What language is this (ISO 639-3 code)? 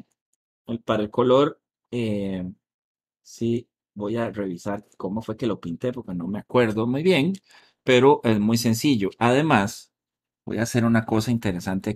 spa